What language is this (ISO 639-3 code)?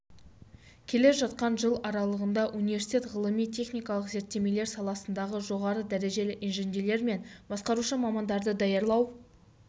kaz